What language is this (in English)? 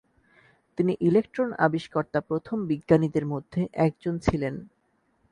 Bangla